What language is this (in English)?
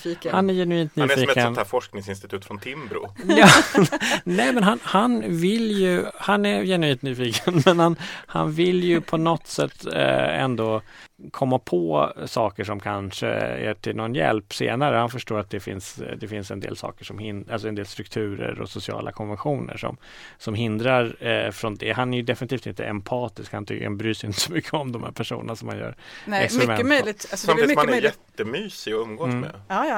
Swedish